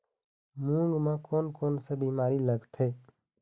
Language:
Chhattisgarhi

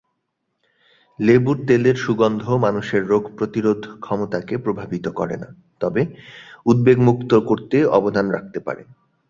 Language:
Bangla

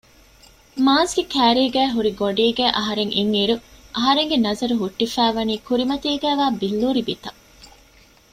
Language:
Divehi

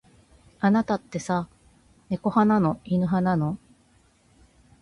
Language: Japanese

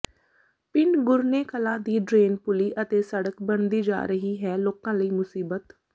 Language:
Punjabi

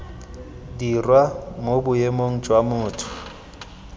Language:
Tswana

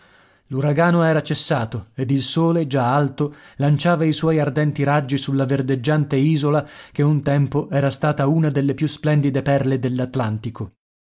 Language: Italian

